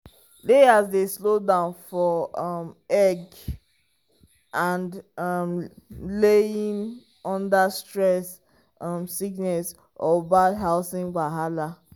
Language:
Nigerian Pidgin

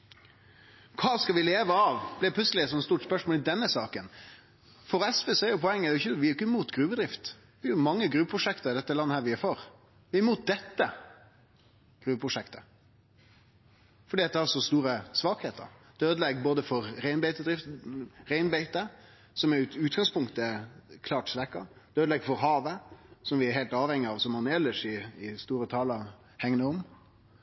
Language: Norwegian Nynorsk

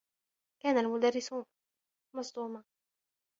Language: Arabic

